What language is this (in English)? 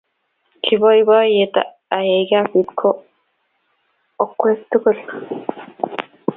Kalenjin